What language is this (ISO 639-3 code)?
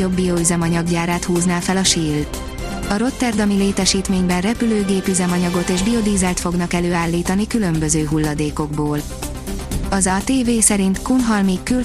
hun